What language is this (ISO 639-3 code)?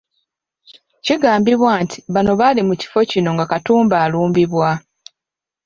lug